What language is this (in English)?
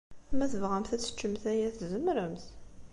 Kabyle